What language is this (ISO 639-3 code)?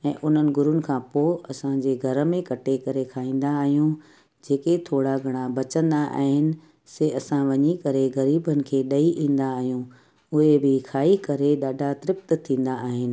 snd